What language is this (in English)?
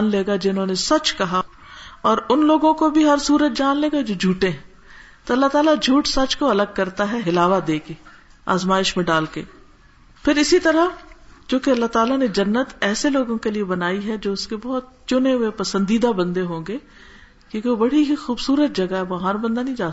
Urdu